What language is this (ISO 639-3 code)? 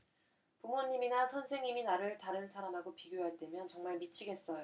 kor